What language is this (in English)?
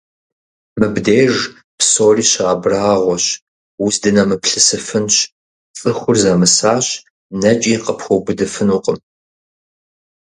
Kabardian